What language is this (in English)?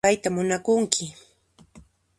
Puno Quechua